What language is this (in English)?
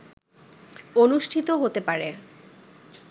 Bangla